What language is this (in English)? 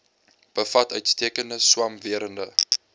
Afrikaans